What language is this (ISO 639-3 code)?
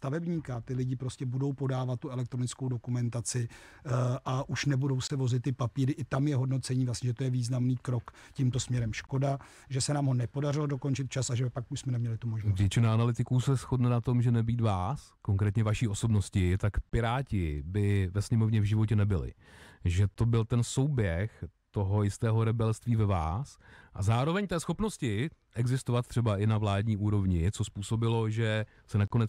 ces